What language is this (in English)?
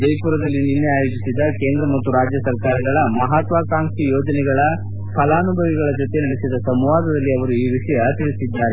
Kannada